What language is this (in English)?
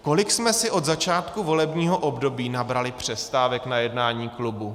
Czech